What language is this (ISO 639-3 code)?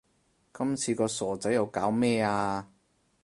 yue